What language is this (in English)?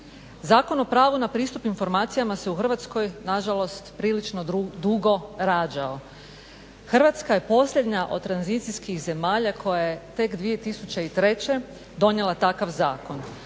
Croatian